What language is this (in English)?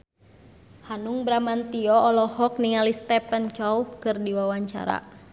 Sundanese